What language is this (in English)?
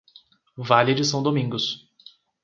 Portuguese